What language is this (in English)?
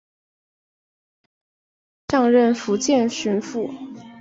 Chinese